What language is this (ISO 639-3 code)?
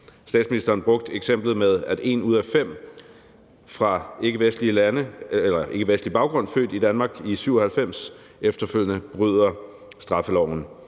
dan